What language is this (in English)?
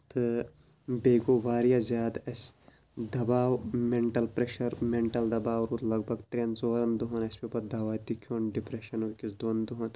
Kashmiri